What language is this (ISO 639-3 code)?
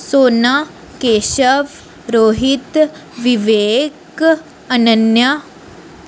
doi